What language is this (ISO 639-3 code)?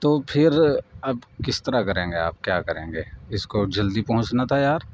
urd